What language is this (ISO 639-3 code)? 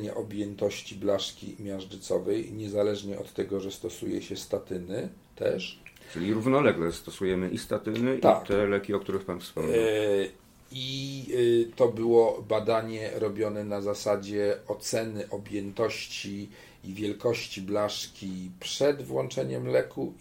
pol